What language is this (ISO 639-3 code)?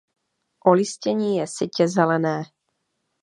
ces